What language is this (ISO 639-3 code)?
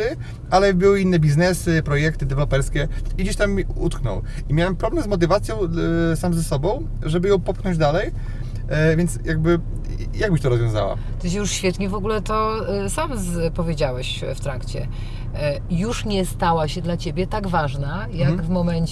pol